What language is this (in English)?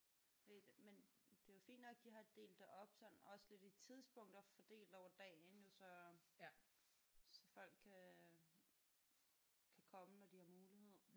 Danish